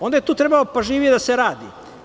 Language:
Serbian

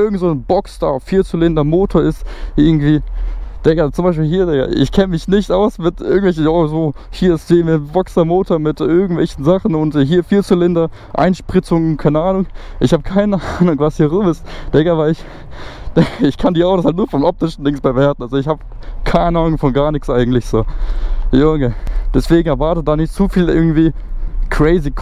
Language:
German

